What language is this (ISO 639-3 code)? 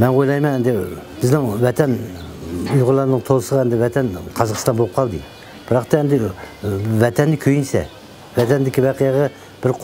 tur